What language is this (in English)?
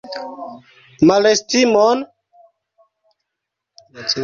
Esperanto